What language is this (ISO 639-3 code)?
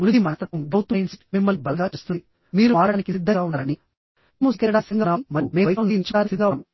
tel